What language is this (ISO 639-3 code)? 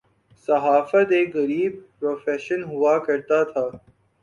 urd